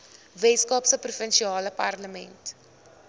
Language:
Afrikaans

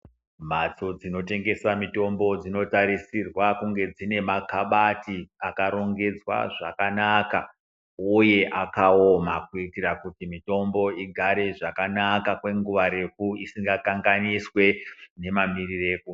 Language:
Ndau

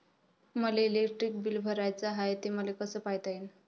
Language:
Marathi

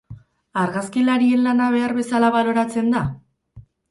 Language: Basque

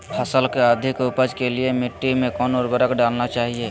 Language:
Magahi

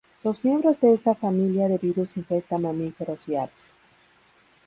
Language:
Spanish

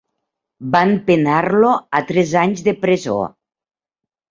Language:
Catalan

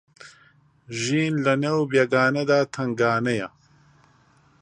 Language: Central Kurdish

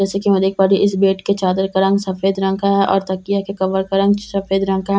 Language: Hindi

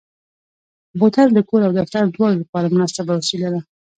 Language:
Pashto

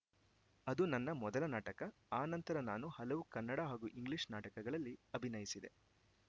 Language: Kannada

